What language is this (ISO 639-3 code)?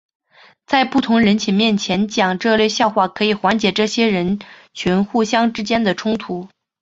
zho